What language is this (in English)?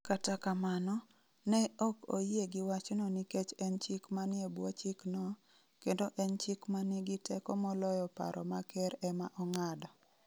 Luo (Kenya and Tanzania)